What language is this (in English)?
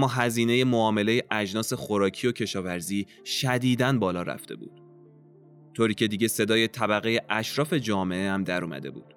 Persian